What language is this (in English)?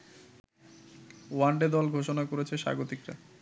Bangla